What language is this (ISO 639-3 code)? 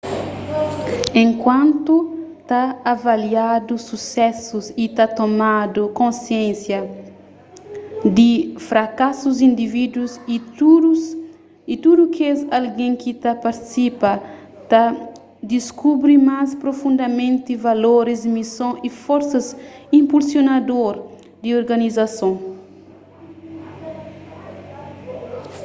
kea